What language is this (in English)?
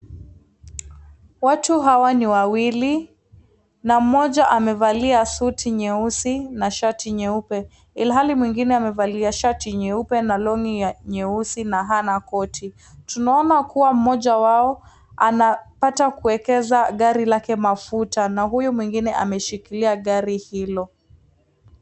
Swahili